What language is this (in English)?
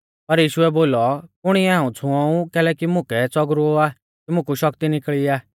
Mahasu Pahari